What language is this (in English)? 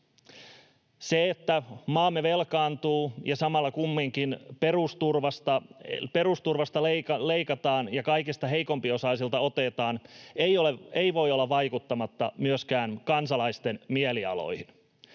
Finnish